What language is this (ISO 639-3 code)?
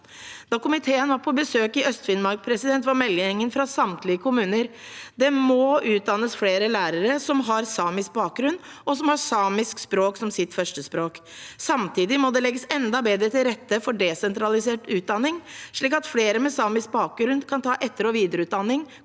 nor